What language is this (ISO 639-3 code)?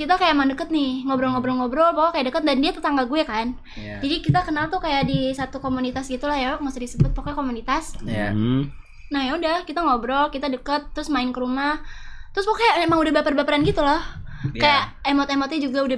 ind